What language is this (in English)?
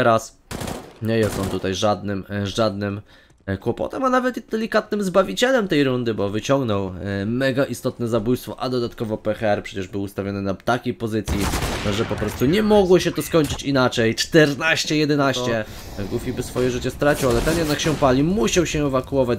Polish